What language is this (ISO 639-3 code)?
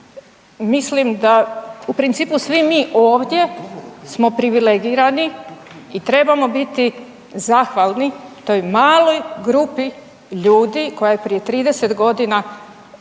hrv